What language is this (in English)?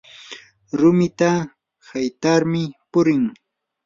Yanahuanca Pasco Quechua